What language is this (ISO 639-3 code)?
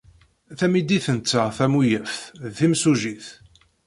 kab